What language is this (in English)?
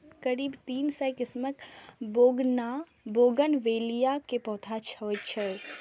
Maithili